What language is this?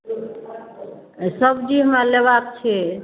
Maithili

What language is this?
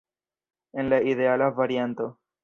Esperanto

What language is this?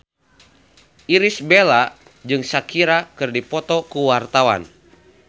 Sundanese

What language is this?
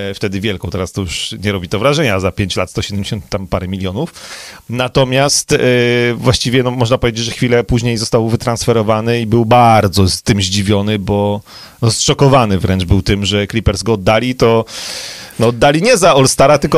Polish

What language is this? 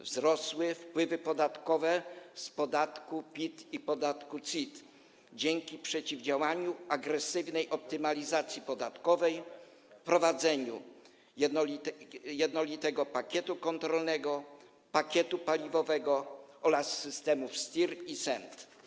Polish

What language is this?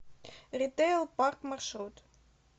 Russian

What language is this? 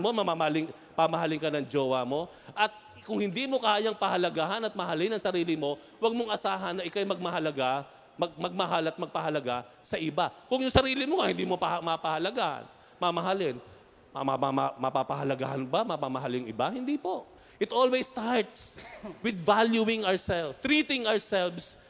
Filipino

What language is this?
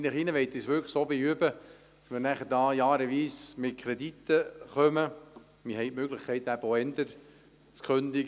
Swiss German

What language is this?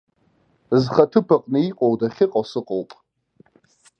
Abkhazian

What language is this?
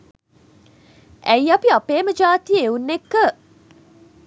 Sinhala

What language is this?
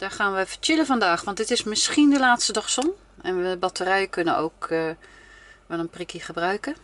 Dutch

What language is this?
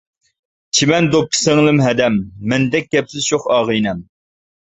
Uyghur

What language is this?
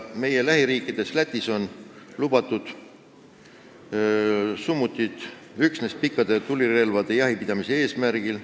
Estonian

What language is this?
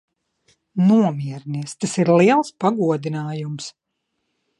Latvian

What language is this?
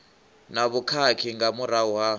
Venda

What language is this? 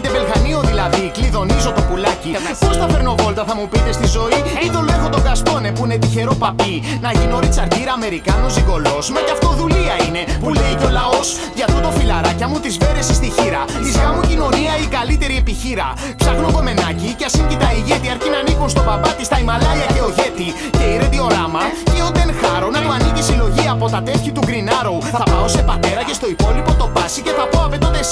Greek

